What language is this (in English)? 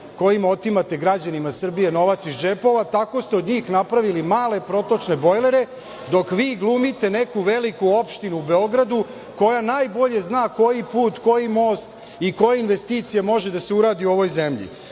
Serbian